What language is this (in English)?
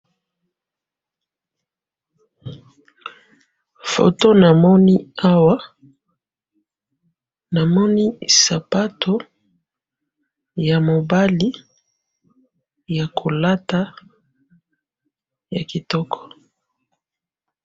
Lingala